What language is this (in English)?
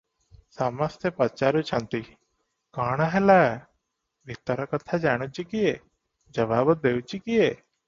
Odia